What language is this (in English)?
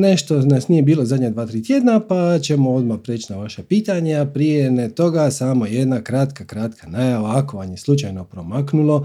Croatian